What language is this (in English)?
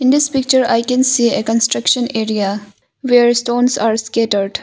English